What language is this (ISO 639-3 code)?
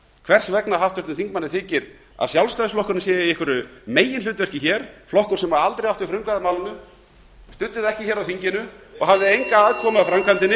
isl